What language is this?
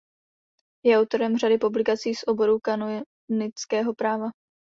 Czech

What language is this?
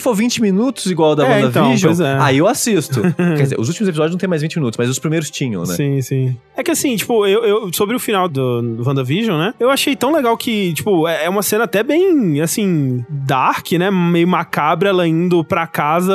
Portuguese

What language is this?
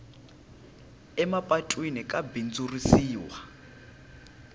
Tsonga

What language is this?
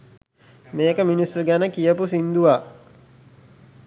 Sinhala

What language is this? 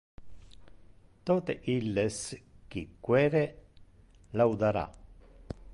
Interlingua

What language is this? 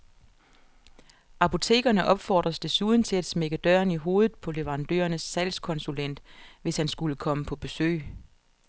Danish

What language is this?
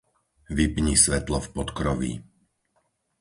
Slovak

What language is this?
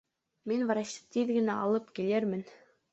Bashkir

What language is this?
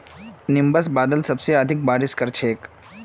Magahi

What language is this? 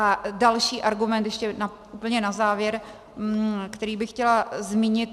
Czech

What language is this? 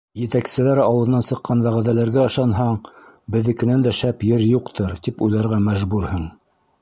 Bashkir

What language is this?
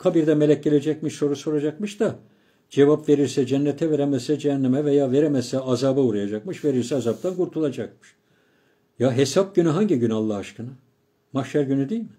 Turkish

